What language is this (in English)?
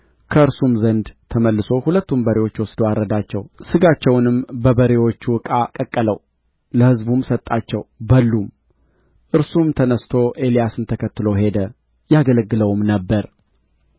Amharic